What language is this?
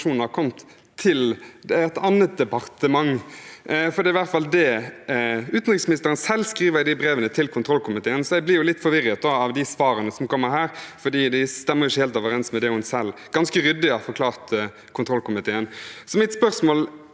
Norwegian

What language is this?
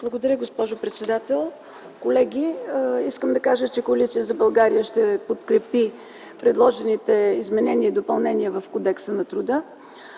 Bulgarian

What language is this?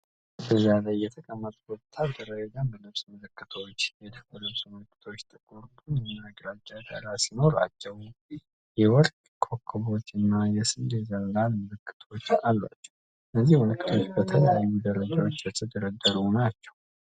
Amharic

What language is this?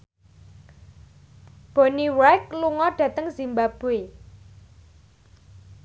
Javanese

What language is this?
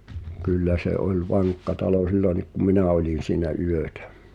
Finnish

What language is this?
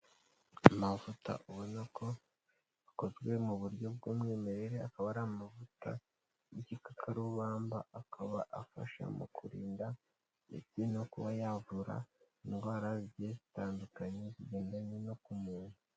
Kinyarwanda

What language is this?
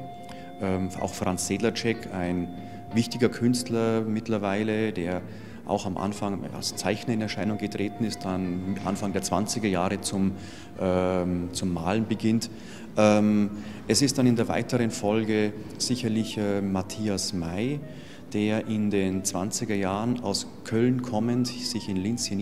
German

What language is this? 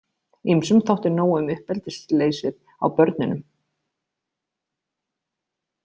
Icelandic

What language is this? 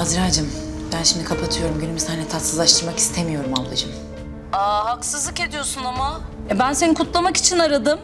Turkish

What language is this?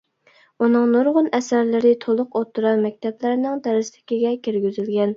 Uyghur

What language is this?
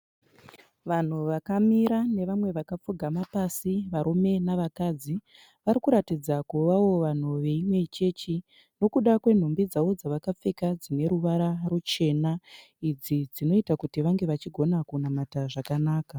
Shona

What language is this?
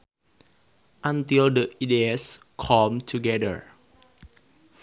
Sundanese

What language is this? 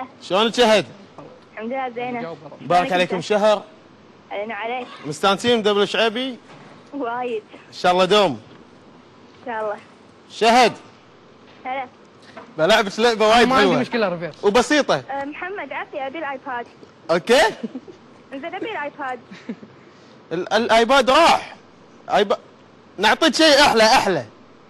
Arabic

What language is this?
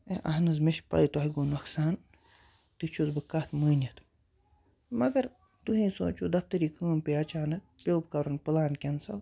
Kashmiri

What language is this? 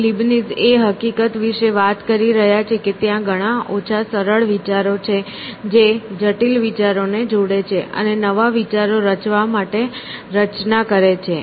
Gujarati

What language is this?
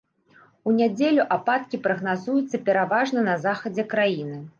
Belarusian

